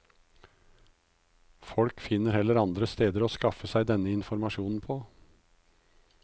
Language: Norwegian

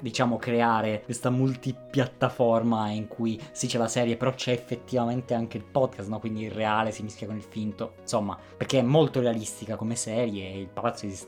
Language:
Italian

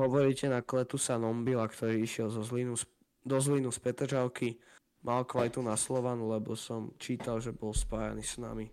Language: Slovak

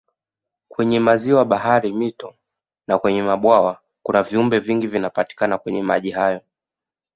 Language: Swahili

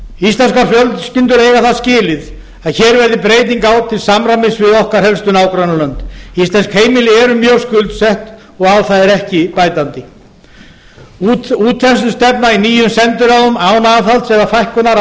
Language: Icelandic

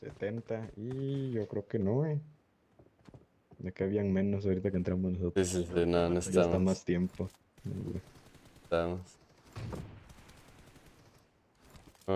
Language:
Spanish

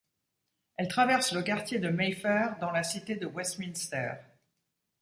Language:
French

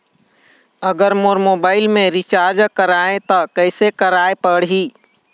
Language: Chhattisgarhi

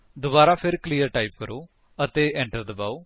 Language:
Punjabi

